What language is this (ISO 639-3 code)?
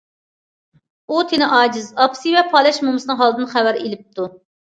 uig